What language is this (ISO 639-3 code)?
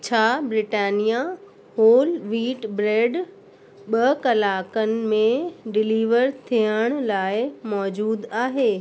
snd